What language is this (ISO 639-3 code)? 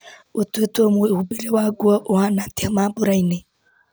kik